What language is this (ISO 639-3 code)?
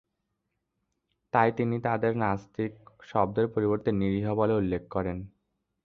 ben